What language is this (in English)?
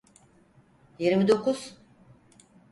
Turkish